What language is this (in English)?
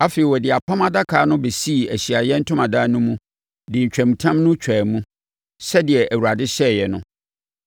Akan